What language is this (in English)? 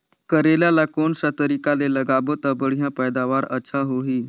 Chhattisgarhi